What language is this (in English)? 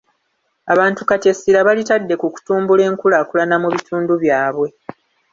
Ganda